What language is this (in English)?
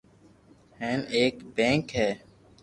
Loarki